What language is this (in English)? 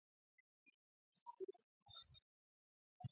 Swahili